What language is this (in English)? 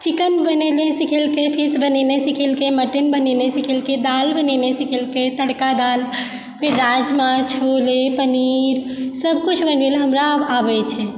Maithili